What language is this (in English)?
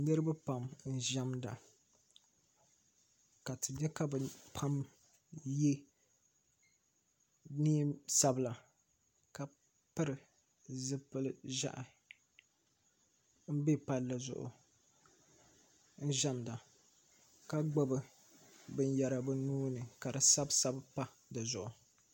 Dagbani